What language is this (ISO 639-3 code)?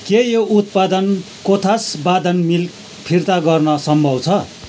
nep